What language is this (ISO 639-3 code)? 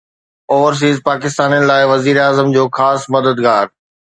snd